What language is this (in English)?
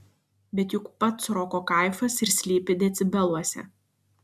Lithuanian